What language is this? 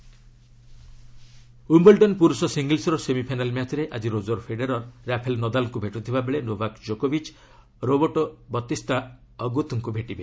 Odia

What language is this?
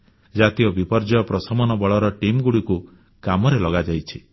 Odia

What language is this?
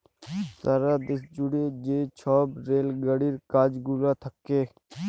Bangla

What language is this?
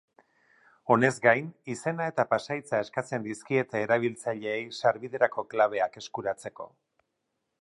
Basque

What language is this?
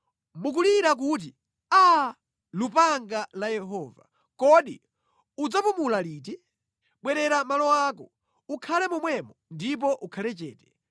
Nyanja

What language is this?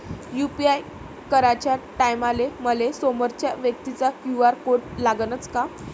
Marathi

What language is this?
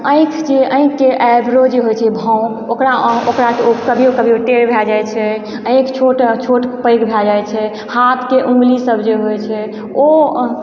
Maithili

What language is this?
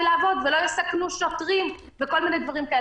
Hebrew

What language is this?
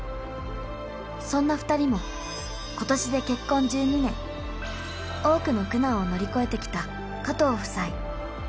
Japanese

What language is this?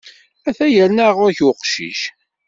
Kabyle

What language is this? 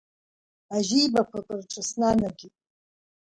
Abkhazian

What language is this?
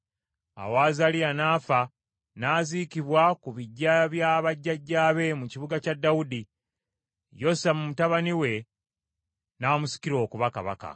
Ganda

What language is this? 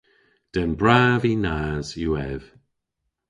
Cornish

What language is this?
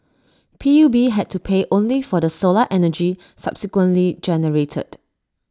English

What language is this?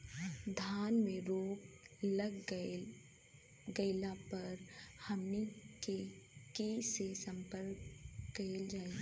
Bhojpuri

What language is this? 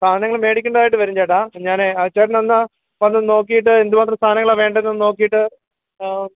Malayalam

